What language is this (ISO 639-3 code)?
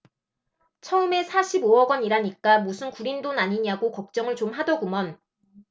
kor